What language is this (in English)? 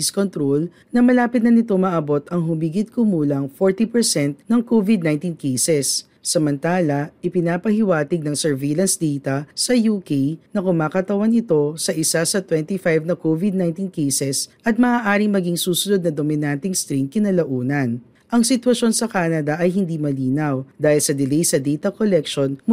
Filipino